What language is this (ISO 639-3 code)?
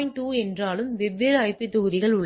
tam